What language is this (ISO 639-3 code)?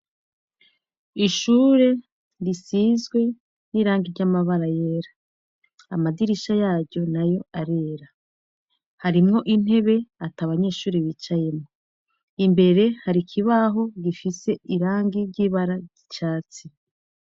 run